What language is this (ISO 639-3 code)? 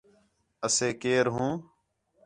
xhe